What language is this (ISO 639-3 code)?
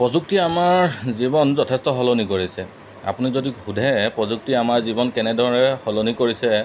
asm